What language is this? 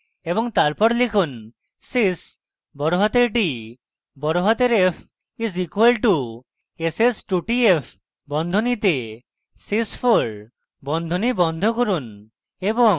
Bangla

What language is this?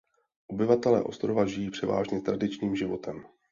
Czech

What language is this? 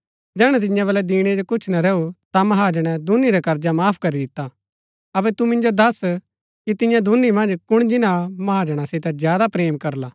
Gaddi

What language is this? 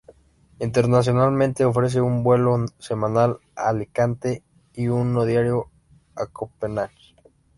Spanish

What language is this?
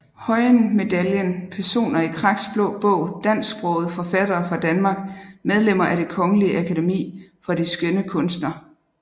Danish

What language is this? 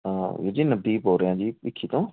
Punjabi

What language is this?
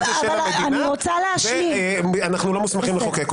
Hebrew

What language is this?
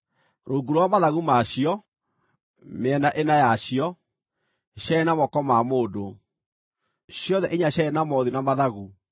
Kikuyu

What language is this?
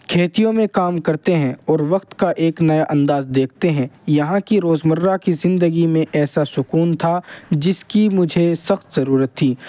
Urdu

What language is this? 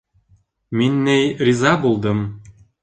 Bashkir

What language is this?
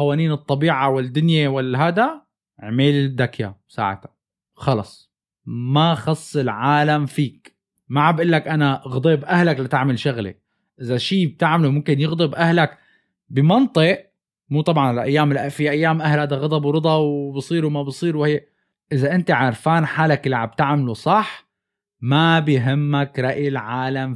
Arabic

